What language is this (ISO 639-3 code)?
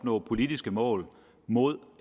dan